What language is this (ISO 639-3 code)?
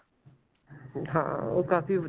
pan